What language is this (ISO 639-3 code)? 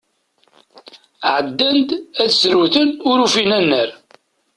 kab